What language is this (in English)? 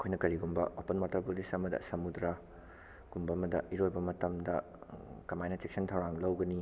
Manipuri